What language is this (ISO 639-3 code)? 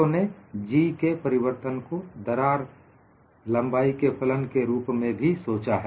hin